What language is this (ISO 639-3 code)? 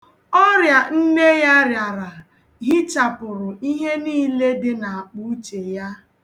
ibo